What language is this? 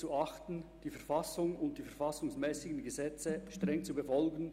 Swiss German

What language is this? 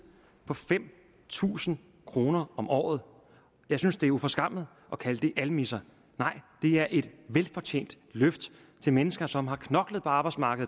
Danish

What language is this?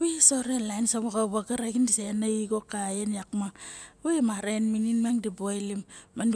Barok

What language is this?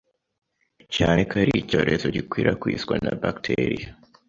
Kinyarwanda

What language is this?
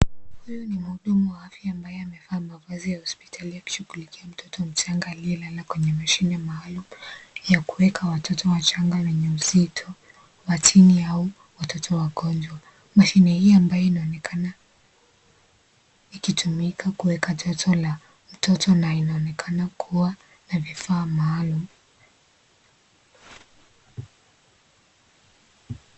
Swahili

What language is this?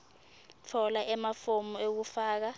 Swati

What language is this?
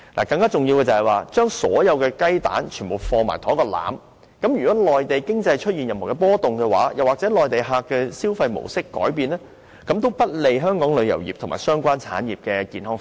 Cantonese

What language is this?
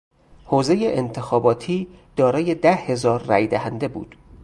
Persian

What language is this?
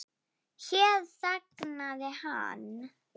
Icelandic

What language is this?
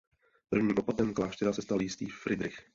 Czech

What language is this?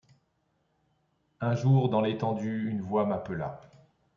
French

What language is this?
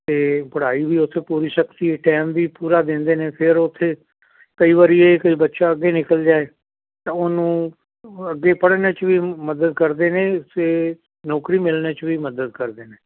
Punjabi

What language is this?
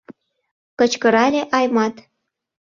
Mari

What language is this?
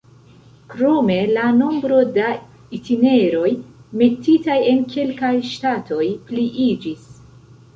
Esperanto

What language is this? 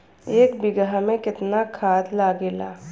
Bhojpuri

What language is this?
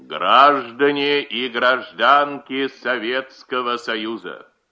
Russian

